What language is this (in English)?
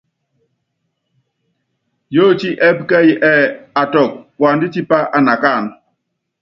Yangben